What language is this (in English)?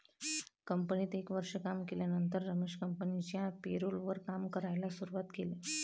Marathi